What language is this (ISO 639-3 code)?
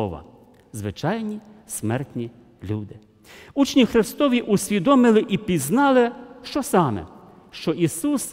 rus